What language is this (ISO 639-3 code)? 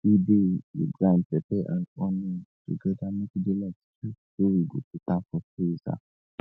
pcm